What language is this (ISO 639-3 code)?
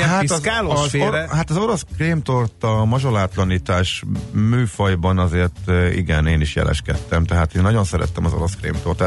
hun